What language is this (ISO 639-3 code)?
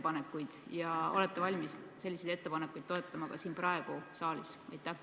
est